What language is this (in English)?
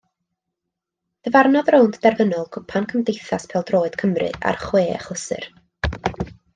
Welsh